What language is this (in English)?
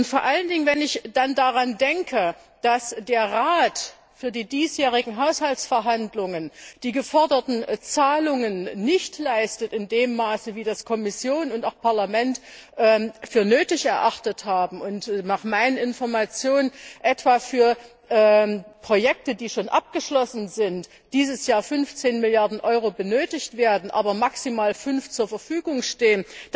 German